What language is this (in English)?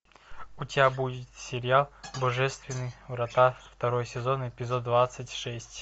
Russian